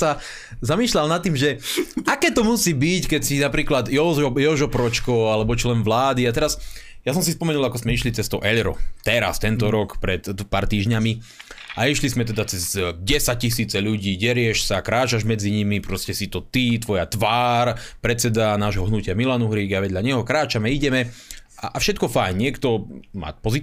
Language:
Slovak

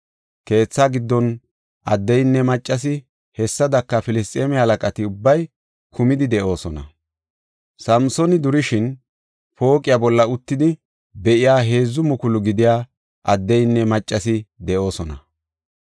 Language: Gofa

